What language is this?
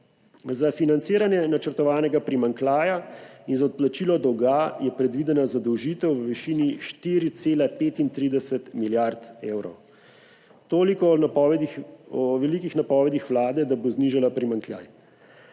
Slovenian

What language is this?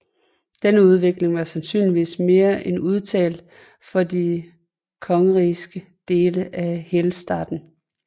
Danish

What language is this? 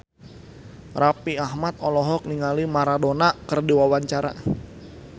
Sundanese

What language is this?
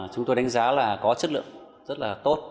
Vietnamese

